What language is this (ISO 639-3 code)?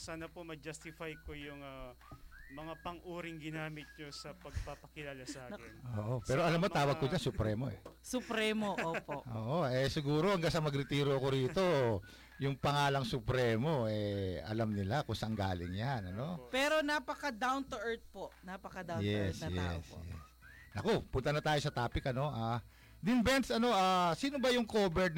fil